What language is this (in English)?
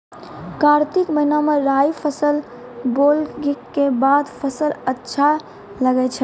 Maithili